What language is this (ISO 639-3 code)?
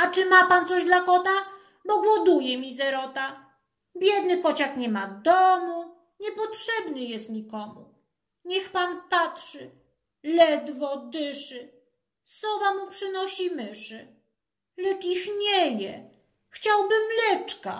pol